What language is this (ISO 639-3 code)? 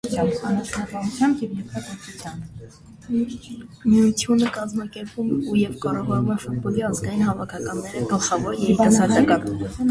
hye